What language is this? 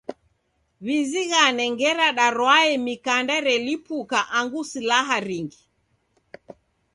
Taita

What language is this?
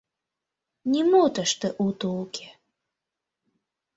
Mari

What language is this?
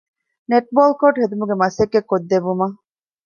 Divehi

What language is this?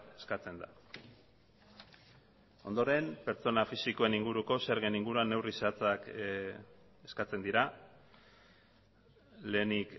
Basque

